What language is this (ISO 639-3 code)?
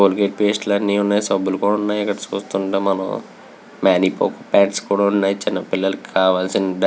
tel